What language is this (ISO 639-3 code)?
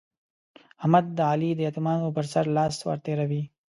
pus